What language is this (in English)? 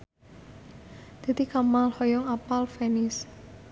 Sundanese